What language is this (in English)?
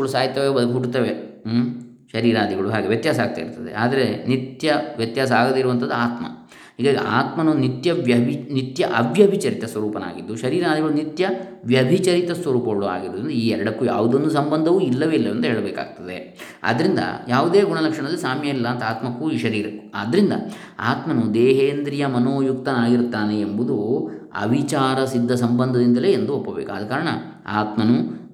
Kannada